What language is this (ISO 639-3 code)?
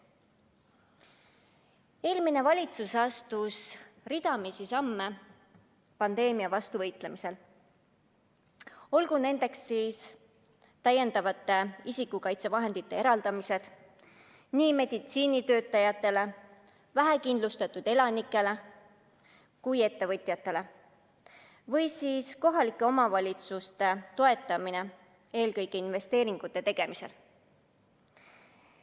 est